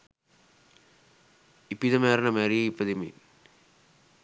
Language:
Sinhala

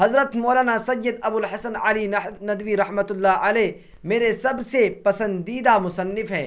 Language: Urdu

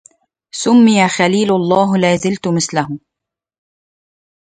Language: Arabic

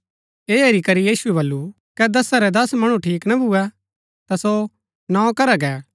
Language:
Gaddi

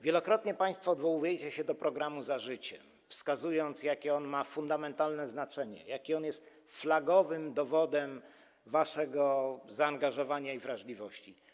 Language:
Polish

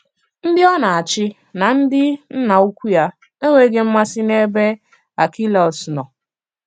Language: Igbo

